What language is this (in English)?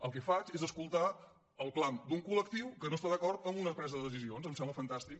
Catalan